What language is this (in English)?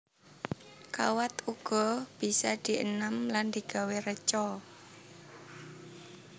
Javanese